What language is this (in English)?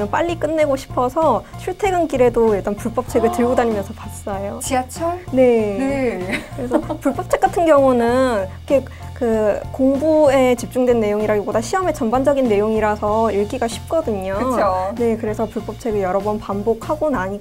Korean